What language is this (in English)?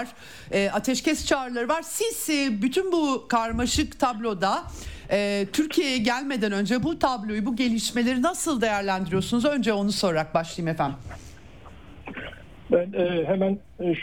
Turkish